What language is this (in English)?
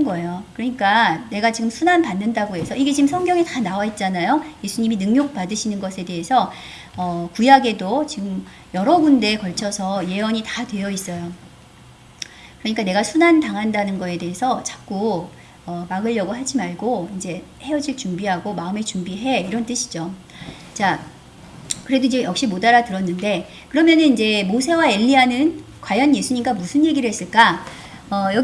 Korean